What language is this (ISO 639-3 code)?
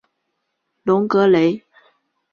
zho